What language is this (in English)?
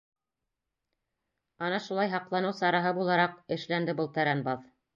Bashkir